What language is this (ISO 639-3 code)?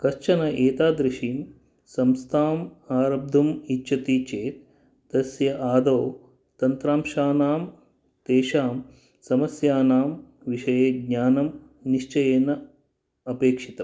san